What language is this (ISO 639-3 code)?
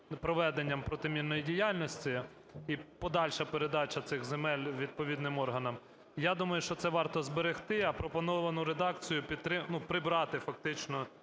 ukr